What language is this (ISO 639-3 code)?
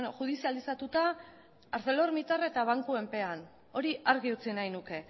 eus